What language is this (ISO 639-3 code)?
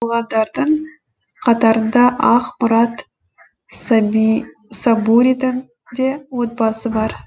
kaz